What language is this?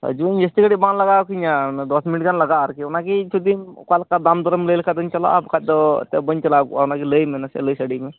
Santali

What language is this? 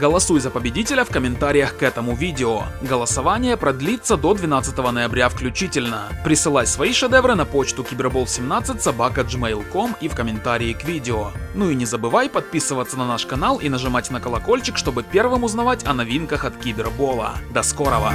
Russian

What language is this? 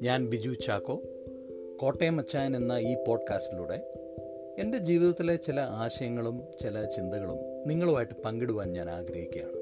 Malayalam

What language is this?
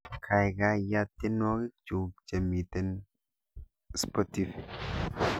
Kalenjin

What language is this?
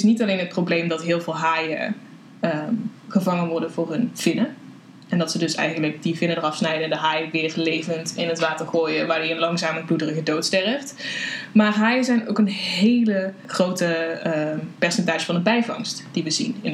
Dutch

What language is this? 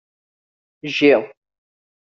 Kabyle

